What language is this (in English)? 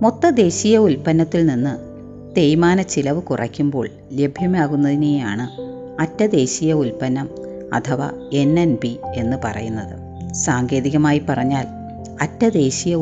Malayalam